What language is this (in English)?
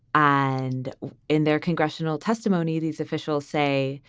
English